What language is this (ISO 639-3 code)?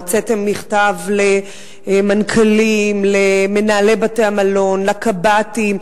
heb